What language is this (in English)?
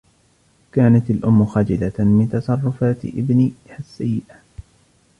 Arabic